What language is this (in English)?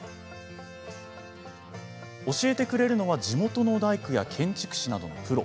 Japanese